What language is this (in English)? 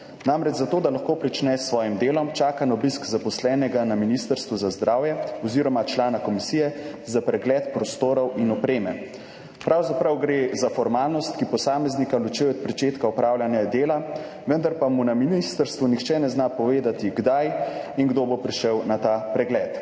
Slovenian